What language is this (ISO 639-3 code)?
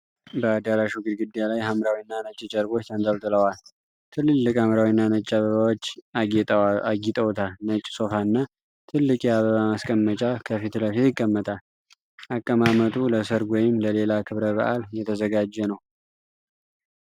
amh